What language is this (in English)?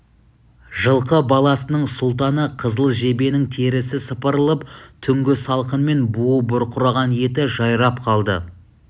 Kazakh